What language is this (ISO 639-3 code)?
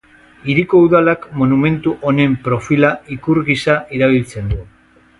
eus